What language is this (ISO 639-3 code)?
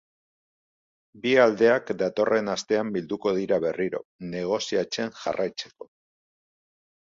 eus